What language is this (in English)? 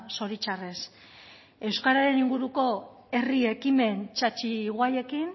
Basque